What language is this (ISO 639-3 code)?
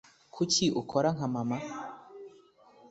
kin